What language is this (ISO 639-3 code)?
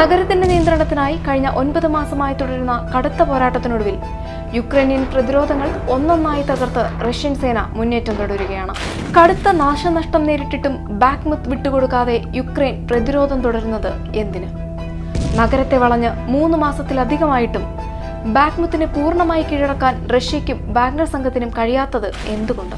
mal